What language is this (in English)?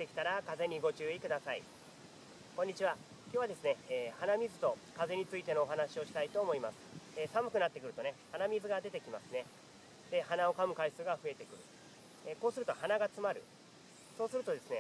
Japanese